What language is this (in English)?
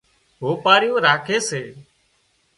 Wadiyara Koli